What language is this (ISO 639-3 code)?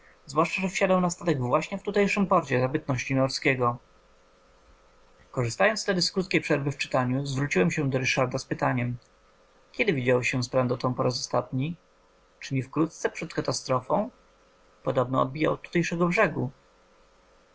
pol